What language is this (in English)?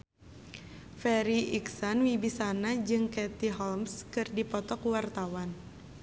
Sundanese